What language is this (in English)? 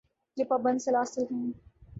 Urdu